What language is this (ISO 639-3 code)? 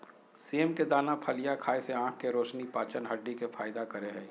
mag